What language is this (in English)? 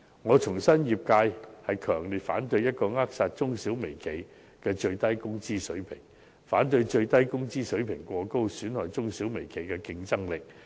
Cantonese